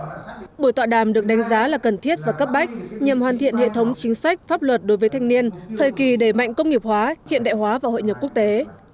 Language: Vietnamese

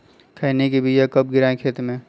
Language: Magahi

